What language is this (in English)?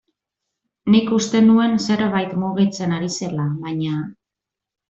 Basque